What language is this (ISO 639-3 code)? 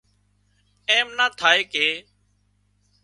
kxp